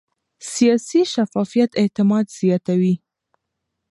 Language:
Pashto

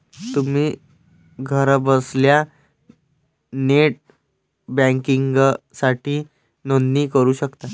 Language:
Marathi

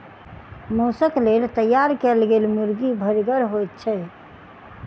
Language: Maithili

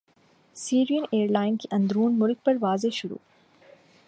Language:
Urdu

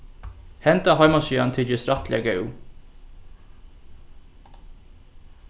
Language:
Faroese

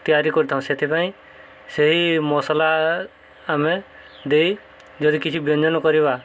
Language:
Odia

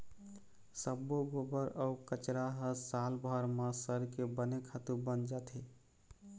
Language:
Chhattisgarhi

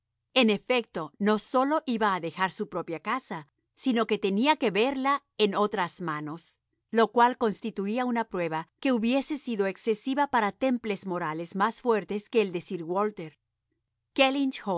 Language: Spanish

